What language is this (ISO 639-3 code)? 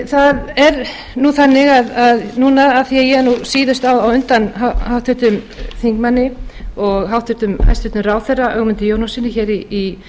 isl